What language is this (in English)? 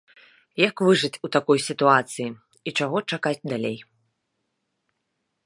Belarusian